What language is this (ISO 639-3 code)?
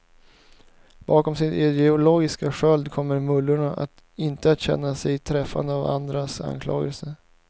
swe